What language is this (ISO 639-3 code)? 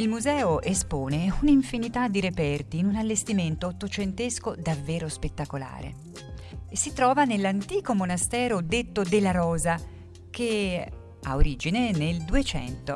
ita